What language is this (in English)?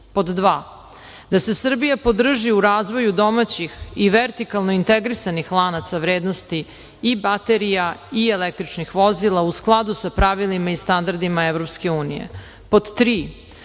Serbian